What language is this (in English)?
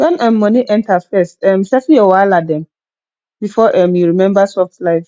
Nigerian Pidgin